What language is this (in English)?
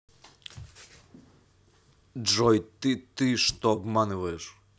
Russian